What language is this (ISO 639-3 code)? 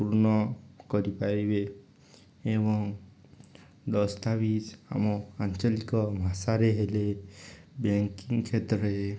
ori